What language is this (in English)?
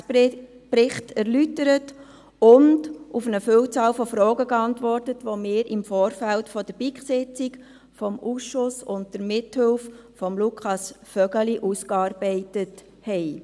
Swiss German